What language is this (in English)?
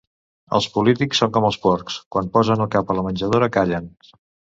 Catalan